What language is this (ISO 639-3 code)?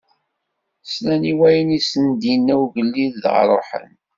kab